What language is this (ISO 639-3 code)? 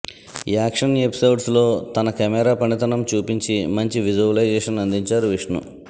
tel